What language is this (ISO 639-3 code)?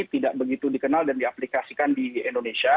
ind